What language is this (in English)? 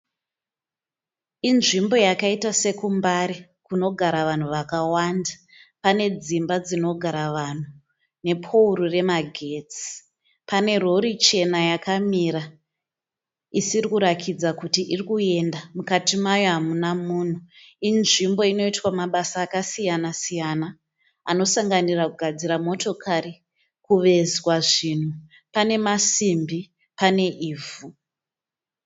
Shona